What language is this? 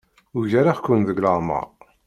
Kabyle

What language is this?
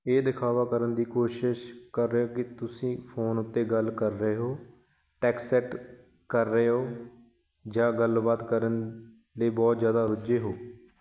Punjabi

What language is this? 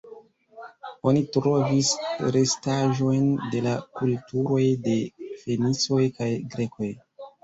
Esperanto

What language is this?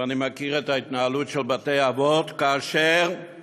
Hebrew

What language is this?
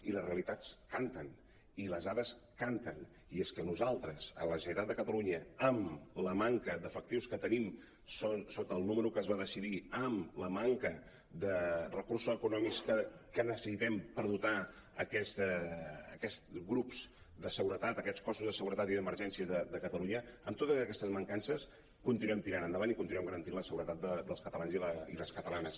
Catalan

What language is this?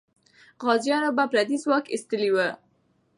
Pashto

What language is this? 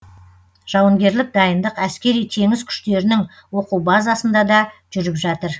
Kazakh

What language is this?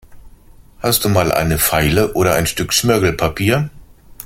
German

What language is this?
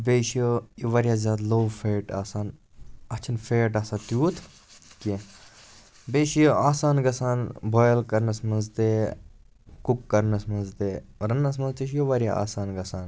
Kashmiri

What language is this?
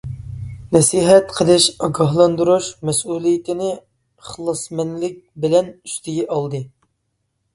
Uyghur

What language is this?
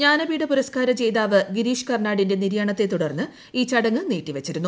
Malayalam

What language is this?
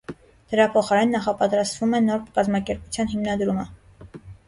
Armenian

